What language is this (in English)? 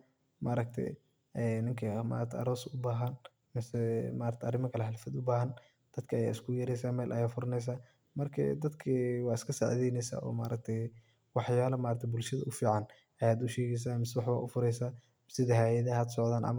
Somali